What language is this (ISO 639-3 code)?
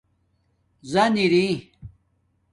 dmk